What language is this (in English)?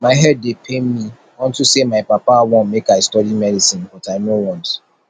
Nigerian Pidgin